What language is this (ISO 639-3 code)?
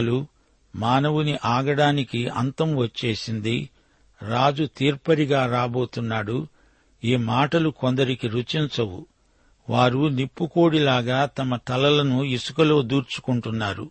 tel